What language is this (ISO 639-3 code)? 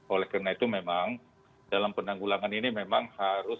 ind